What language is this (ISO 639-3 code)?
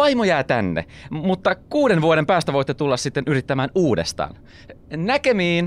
fin